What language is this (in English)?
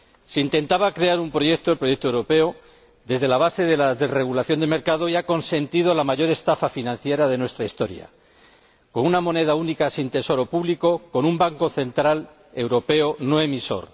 Spanish